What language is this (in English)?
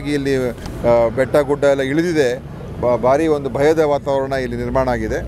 Kannada